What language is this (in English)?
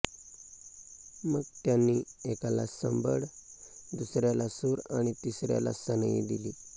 Marathi